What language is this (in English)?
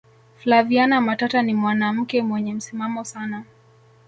Swahili